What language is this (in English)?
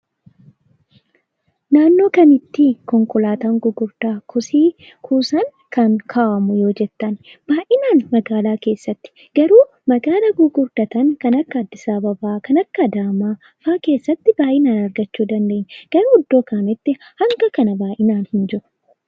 Oromo